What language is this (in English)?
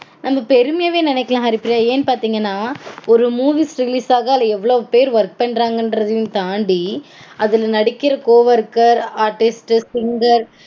Tamil